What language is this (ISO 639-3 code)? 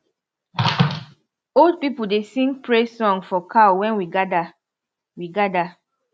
pcm